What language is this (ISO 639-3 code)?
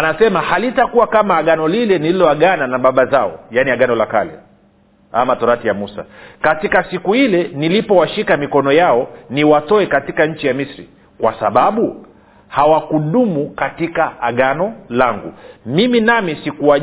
swa